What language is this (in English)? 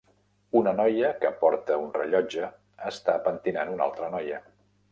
Catalan